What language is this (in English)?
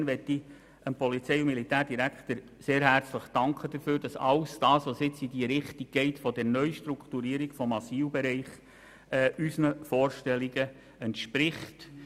Swiss German